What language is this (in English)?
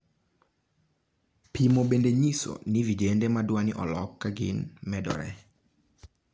Luo (Kenya and Tanzania)